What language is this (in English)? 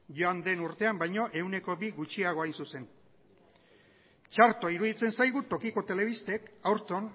Basque